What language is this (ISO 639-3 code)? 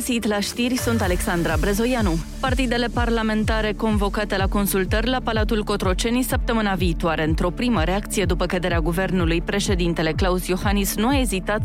ron